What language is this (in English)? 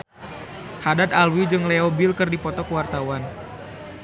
Sundanese